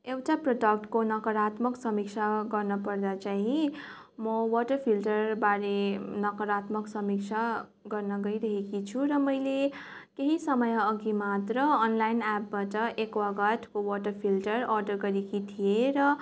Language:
Nepali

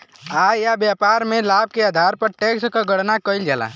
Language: Bhojpuri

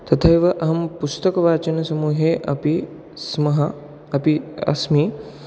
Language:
Sanskrit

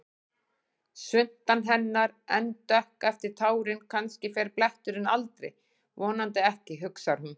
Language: Icelandic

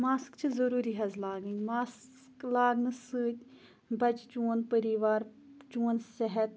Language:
Kashmiri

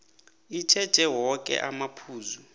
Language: South Ndebele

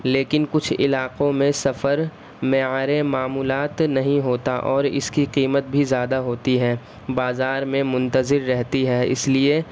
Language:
Urdu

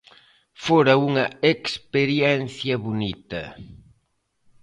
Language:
Galician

